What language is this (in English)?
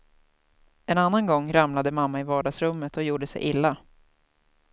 Swedish